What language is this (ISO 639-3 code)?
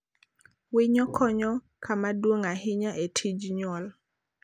luo